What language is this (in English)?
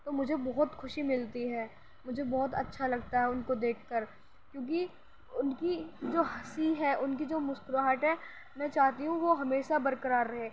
Urdu